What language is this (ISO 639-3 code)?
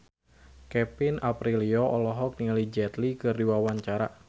sun